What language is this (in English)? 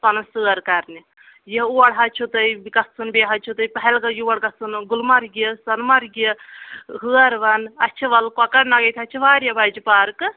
Kashmiri